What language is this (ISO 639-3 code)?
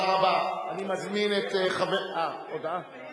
heb